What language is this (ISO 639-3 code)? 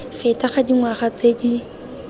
tsn